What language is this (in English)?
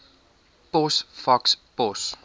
Afrikaans